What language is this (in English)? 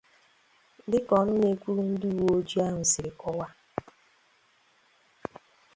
Igbo